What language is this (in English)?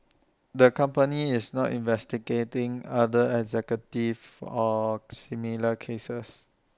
English